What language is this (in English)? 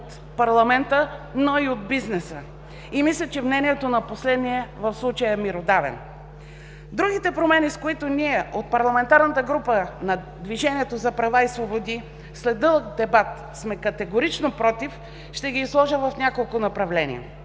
Bulgarian